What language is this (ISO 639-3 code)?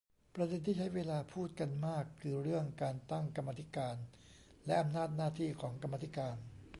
tha